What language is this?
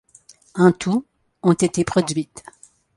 French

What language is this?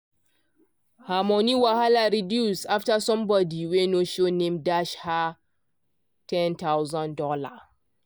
Nigerian Pidgin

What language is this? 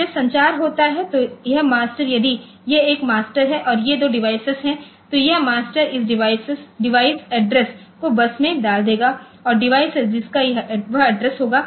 Hindi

